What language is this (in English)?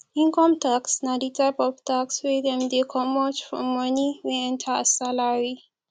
Nigerian Pidgin